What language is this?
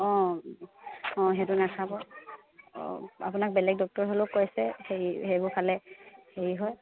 Assamese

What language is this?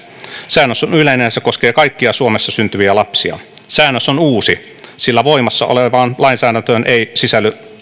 Finnish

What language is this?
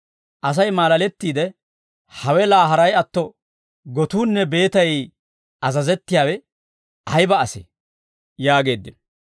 Dawro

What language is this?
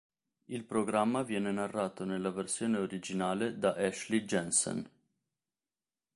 Italian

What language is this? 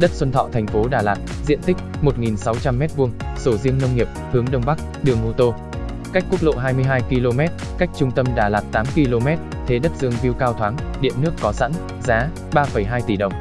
Vietnamese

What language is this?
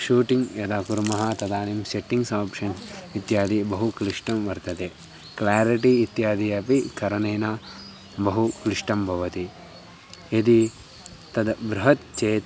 Sanskrit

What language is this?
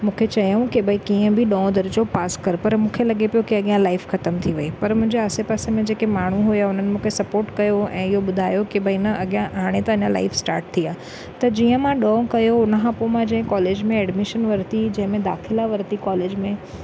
Sindhi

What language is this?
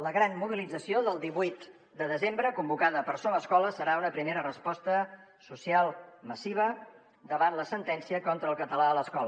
Catalan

